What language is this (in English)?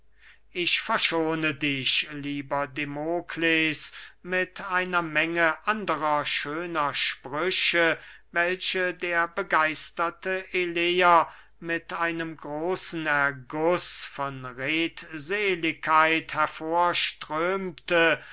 German